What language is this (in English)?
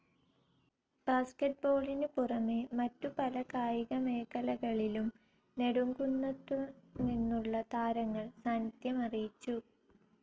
Malayalam